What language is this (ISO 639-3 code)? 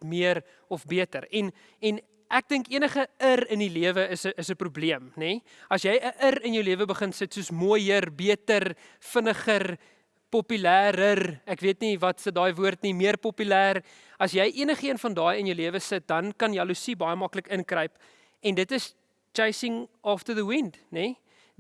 nld